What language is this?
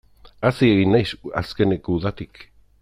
Basque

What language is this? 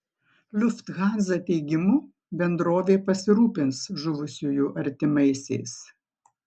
Lithuanian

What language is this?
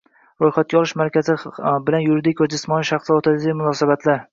Uzbek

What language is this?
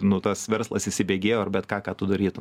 Lithuanian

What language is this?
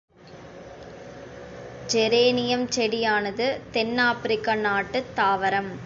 Tamil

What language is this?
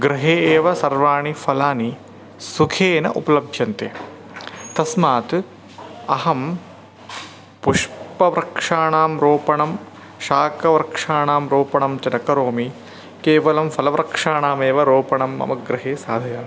Sanskrit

